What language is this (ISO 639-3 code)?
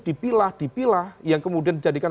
ind